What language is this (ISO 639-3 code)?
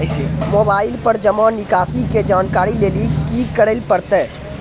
mai